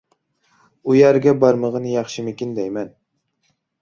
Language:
Uyghur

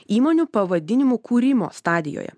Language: Lithuanian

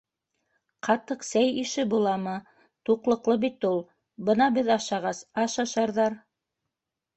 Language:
Bashkir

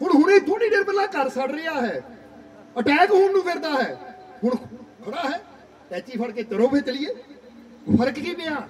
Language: Punjabi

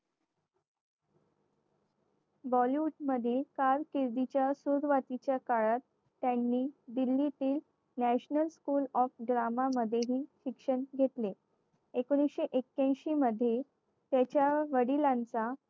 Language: Marathi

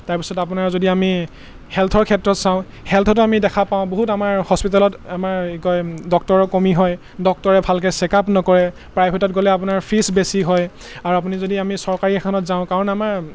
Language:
Assamese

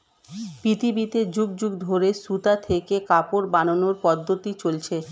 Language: Bangla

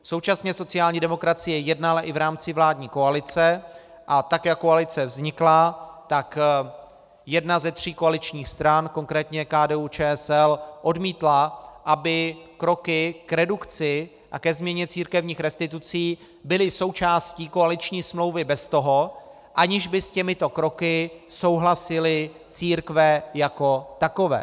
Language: Czech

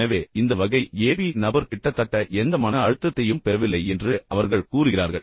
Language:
Tamil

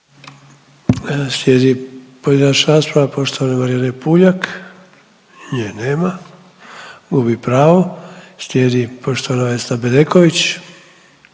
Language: Croatian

